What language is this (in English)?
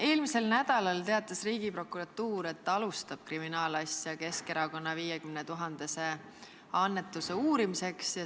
Estonian